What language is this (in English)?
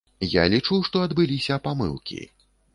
Belarusian